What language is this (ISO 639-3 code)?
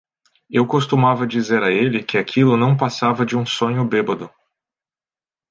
por